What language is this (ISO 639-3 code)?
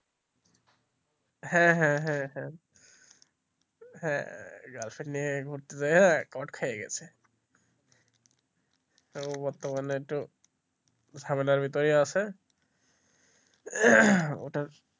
ben